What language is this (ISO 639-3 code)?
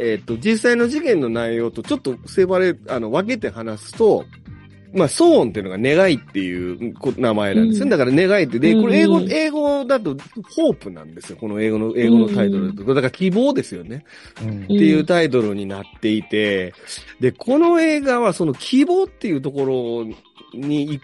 jpn